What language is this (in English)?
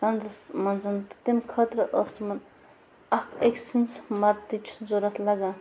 Kashmiri